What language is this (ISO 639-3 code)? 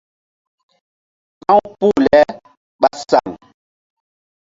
mdd